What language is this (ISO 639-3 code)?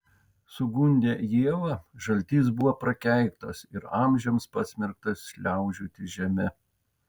lit